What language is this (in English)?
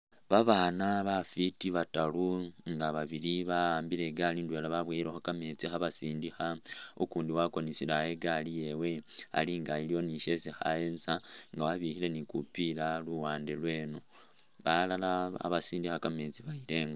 Masaaba